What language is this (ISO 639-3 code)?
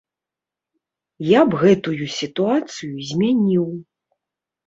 bel